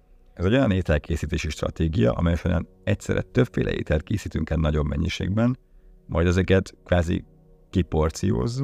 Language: Hungarian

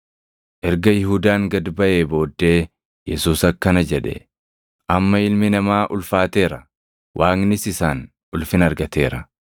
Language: Oromo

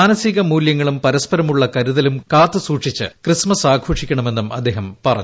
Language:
Malayalam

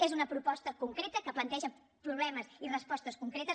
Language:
Catalan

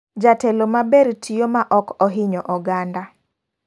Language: Luo (Kenya and Tanzania)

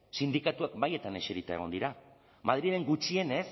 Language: Basque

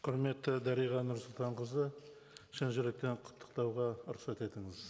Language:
Kazakh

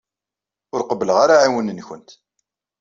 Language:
Kabyle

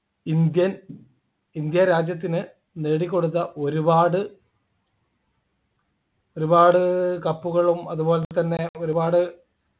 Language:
Malayalam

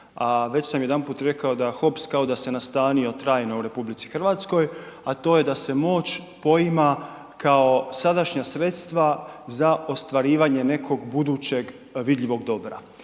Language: Croatian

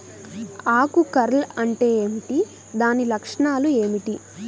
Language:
Telugu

